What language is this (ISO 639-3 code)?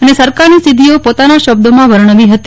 guj